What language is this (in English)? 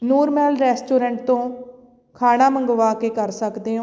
Punjabi